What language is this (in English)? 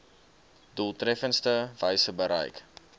Afrikaans